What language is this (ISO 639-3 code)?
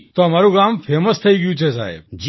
guj